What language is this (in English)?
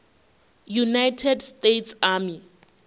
Venda